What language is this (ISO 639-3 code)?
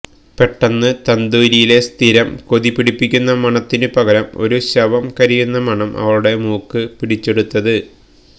mal